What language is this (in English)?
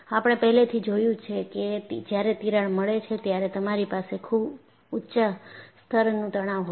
Gujarati